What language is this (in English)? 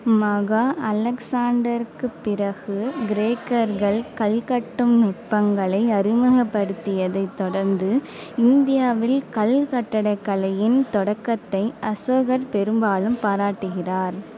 Tamil